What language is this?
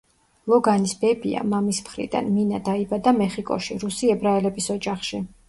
Georgian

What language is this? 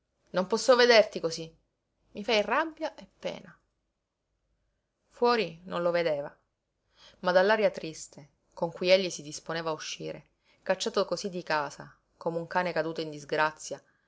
Italian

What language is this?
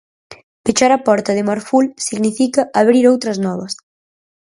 Galician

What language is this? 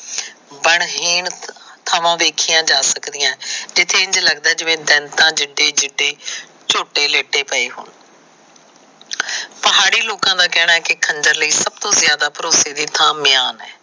Punjabi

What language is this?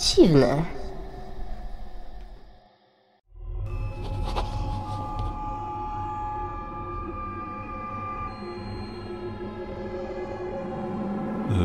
Polish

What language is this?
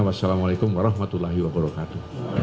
Indonesian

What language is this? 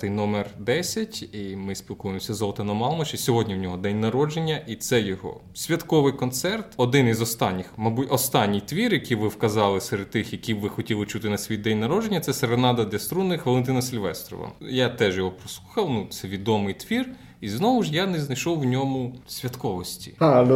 Ukrainian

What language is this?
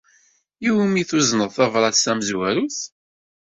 Kabyle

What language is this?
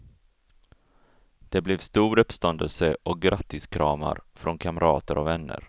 Swedish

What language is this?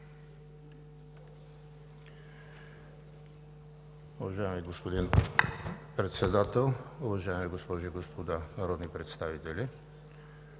Bulgarian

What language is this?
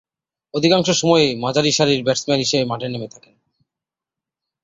Bangla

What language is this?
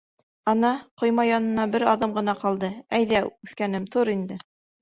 Bashkir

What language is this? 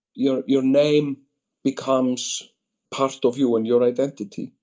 English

